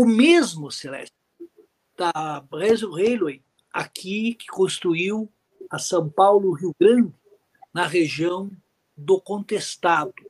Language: Portuguese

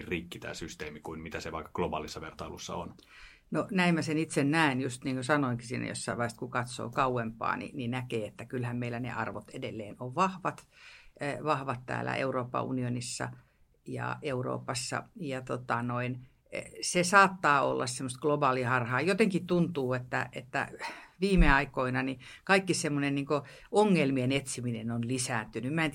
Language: Finnish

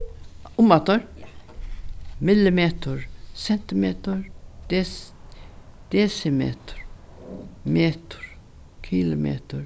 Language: Faroese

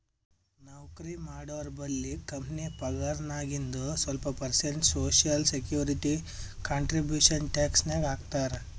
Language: Kannada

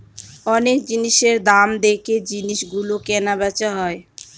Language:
Bangla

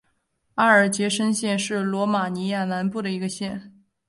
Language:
Chinese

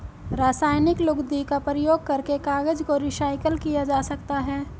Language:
Hindi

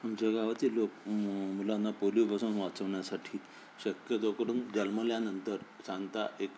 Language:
Marathi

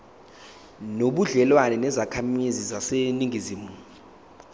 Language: Zulu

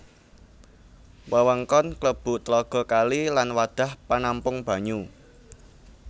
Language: Javanese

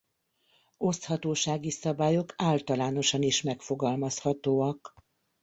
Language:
Hungarian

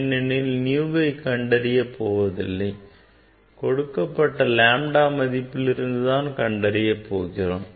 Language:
Tamil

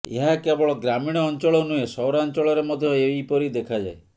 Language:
Odia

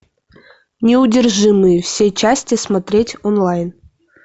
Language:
Russian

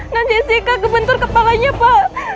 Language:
Indonesian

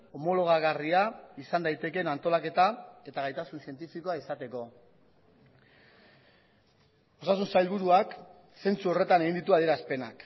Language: Basque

